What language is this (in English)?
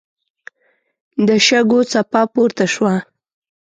Pashto